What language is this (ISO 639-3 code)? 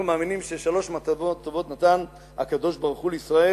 heb